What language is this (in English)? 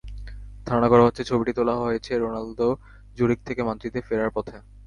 Bangla